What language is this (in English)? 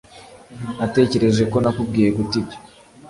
Kinyarwanda